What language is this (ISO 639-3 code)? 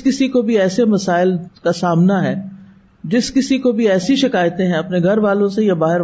urd